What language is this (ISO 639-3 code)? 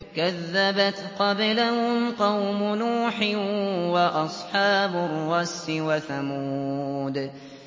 ara